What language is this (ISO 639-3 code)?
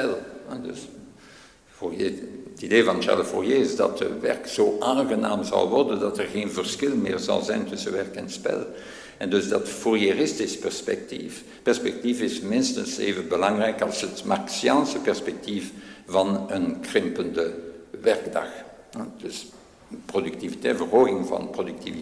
nld